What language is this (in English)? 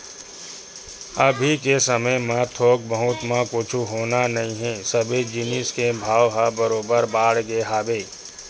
Chhattisgarhi